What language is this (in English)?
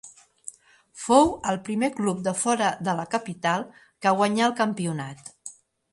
Catalan